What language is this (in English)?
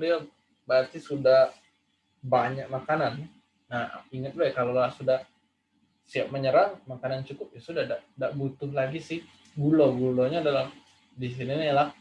Indonesian